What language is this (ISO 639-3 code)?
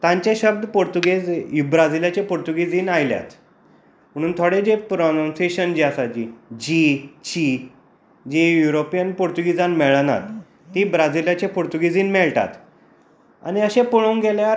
kok